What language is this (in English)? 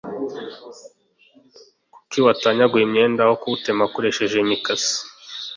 Kinyarwanda